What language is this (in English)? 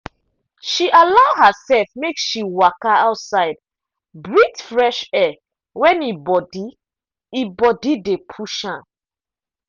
Nigerian Pidgin